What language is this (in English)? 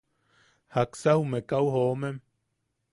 Yaqui